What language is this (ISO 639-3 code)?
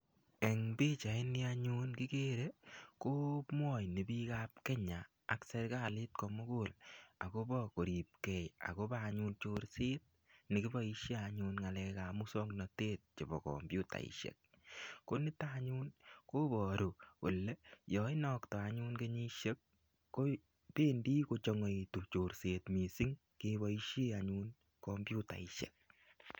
kln